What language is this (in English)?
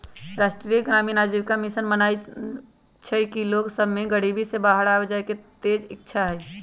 Magahi